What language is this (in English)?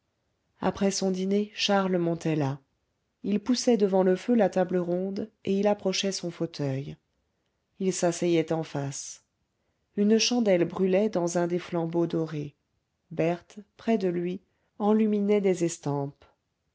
French